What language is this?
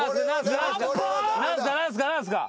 Japanese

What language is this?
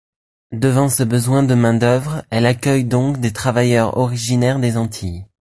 French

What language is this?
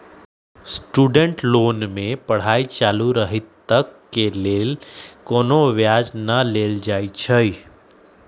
Magahi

